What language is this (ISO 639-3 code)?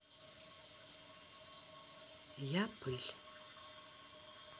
rus